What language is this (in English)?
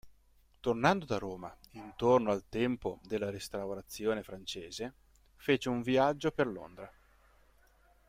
Italian